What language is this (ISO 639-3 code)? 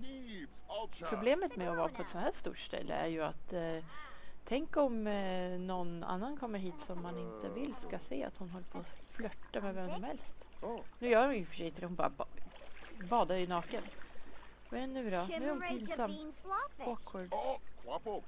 swe